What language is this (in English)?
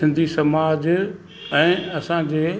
Sindhi